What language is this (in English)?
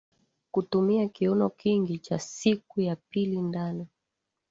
Swahili